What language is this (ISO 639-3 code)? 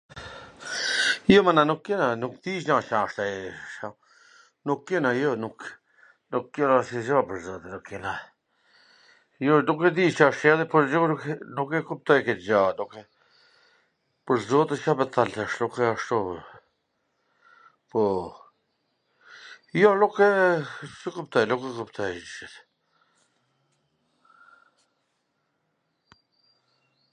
aln